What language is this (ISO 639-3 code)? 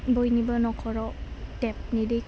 brx